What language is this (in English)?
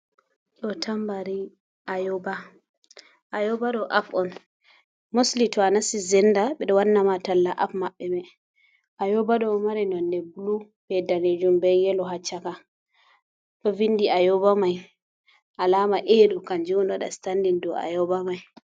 Fula